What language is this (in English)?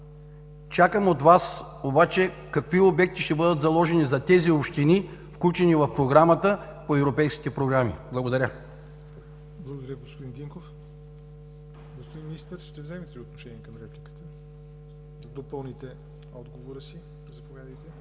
Bulgarian